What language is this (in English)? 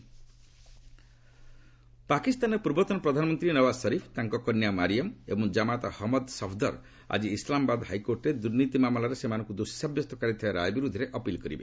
Odia